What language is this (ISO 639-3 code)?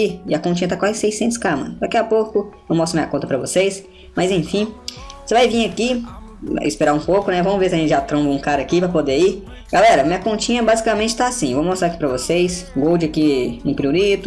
por